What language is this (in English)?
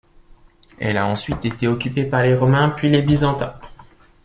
French